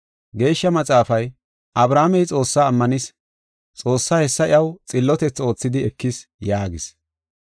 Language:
Gofa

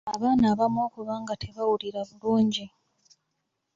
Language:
Ganda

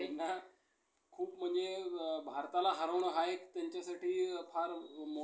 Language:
Marathi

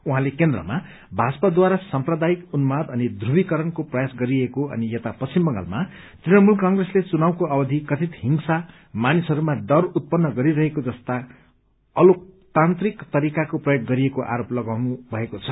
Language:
Nepali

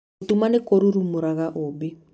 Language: Kikuyu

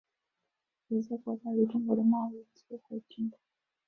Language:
Chinese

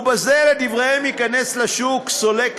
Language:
Hebrew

